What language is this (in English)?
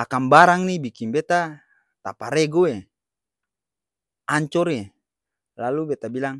Ambonese Malay